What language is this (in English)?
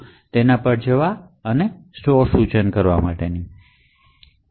Gujarati